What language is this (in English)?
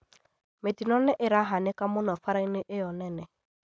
Kikuyu